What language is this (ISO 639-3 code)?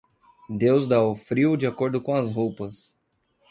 por